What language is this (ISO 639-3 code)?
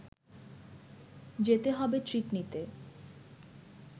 ben